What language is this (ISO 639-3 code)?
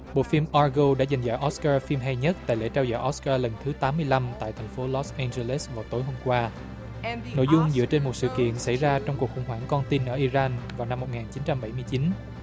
vie